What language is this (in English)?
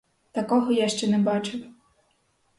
Ukrainian